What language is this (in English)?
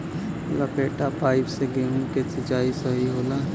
Bhojpuri